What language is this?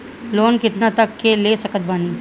Bhojpuri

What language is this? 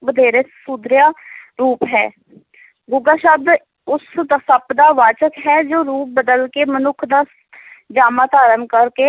Punjabi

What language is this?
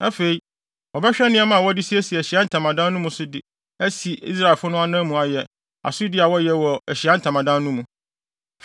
Akan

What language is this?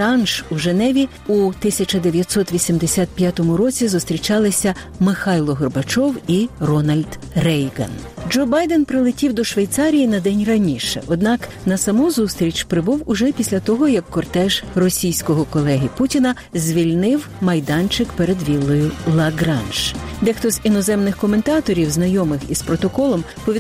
Ukrainian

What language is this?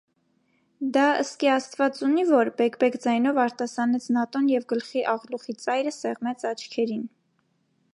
Armenian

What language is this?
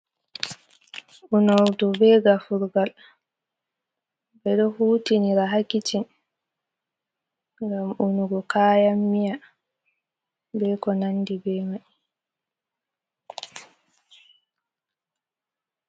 Fula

